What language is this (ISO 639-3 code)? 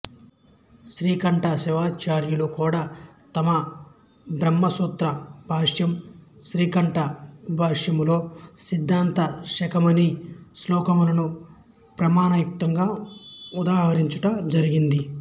tel